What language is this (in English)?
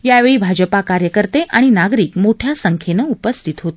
Marathi